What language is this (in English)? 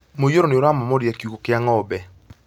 Kikuyu